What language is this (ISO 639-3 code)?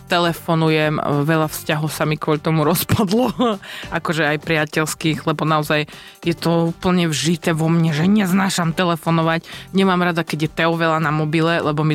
slk